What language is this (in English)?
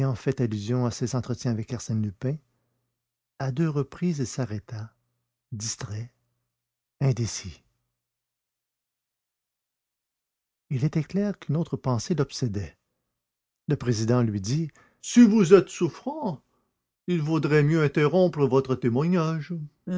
French